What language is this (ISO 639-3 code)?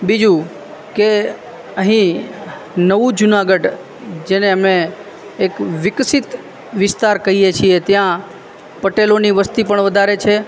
guj